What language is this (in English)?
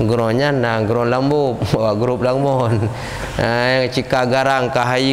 Malay